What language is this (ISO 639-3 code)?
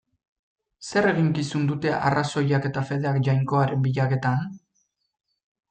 eus